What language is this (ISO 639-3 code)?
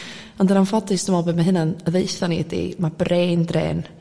cym